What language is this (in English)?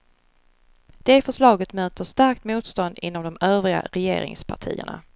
Swedish